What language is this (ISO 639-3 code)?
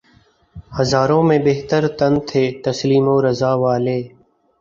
urd